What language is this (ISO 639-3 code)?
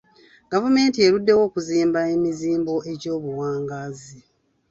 lug